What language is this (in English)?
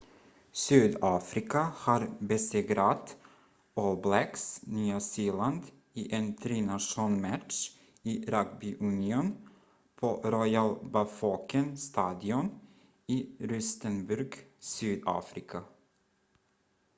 Swedish